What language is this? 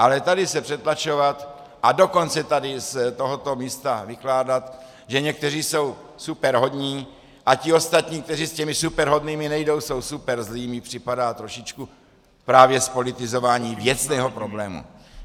Czech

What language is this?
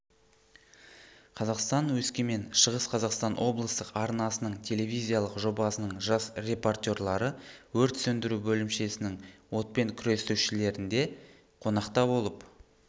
Kazakh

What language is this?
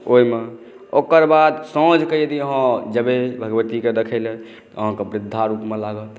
Maithili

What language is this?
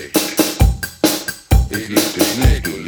German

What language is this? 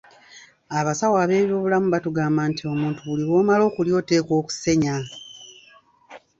Ganda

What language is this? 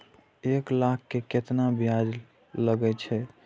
Maithili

